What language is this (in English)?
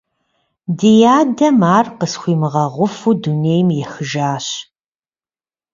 Kabardian